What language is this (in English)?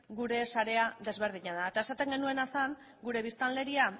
Basque